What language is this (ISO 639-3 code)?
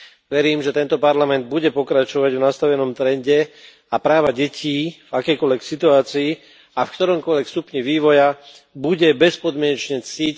slk